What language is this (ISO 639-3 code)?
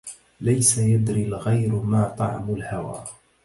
ara